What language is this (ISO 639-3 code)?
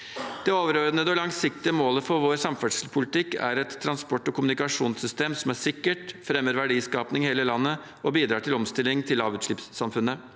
nor